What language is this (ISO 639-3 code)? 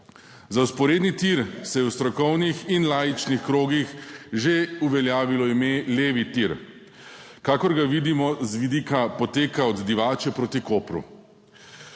slv